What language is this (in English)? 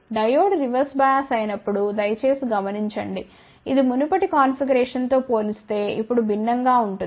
Telugu